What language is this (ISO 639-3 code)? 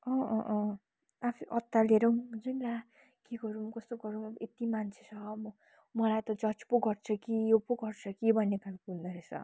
nep